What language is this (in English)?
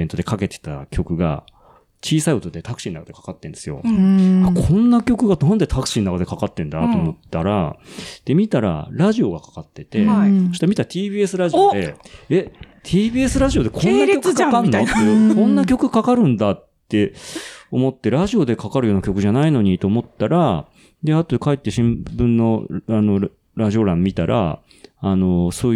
Japanese